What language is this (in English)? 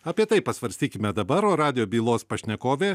Lithuanian